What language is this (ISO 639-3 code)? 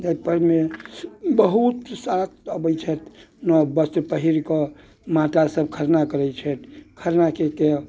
mai